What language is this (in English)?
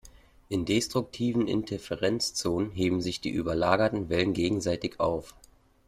German